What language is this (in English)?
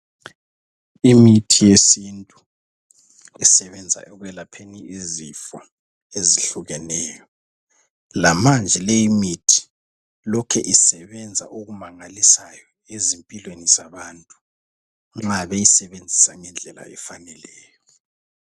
North Ndebele